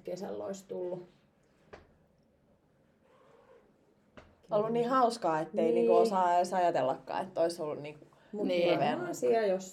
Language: Finnish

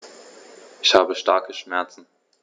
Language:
German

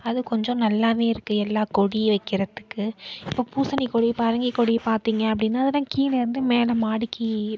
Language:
Tamil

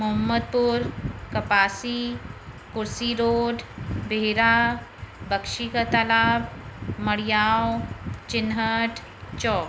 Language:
Sindhi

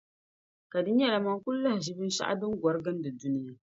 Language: Dagbani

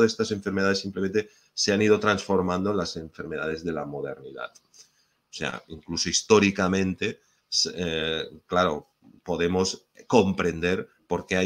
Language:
Spanish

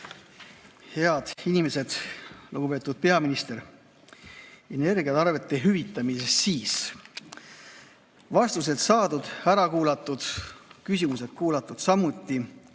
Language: Estonian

